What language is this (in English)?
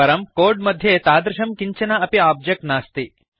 Sanskrit